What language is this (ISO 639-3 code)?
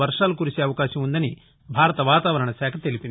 tel